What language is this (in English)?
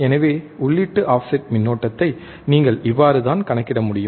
Tamil